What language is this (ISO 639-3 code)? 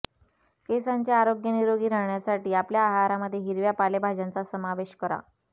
mar